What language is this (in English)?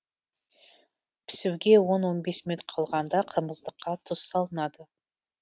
Kazakh